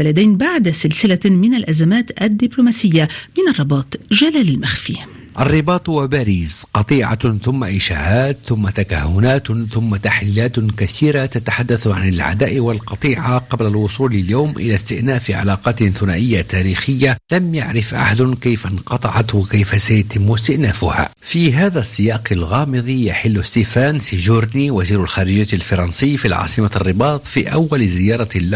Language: Arabic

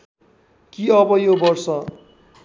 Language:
Nepali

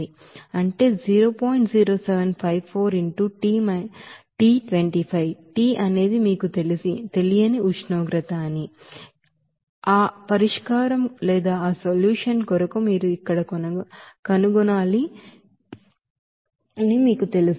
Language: Telugu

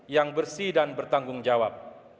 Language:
Indonesian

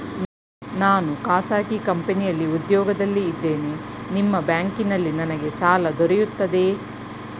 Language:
Kannada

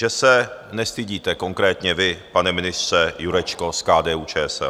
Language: Czech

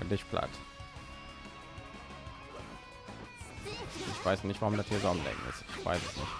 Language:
German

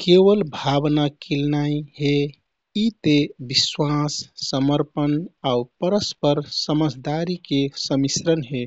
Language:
Kathoriya Tharu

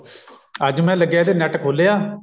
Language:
Punjabi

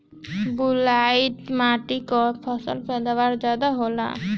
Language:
Bhojpuri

